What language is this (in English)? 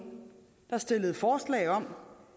Danish